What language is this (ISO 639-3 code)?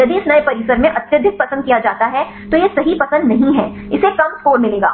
hin